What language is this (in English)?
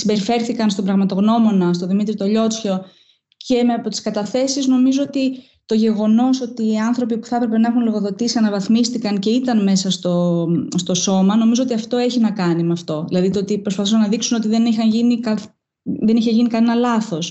Greek